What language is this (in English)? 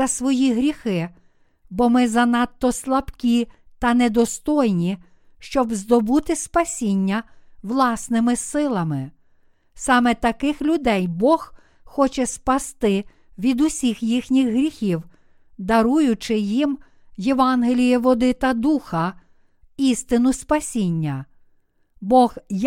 Ukrainian